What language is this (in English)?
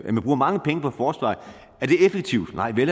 Danish